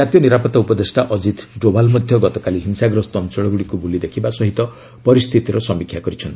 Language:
Odia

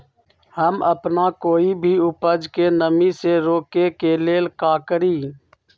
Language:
Magahi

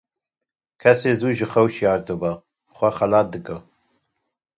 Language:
Kurdish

